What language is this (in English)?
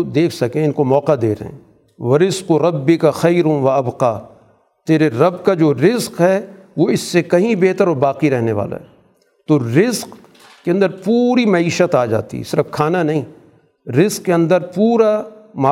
Urdu